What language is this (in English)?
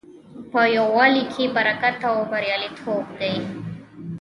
Pashto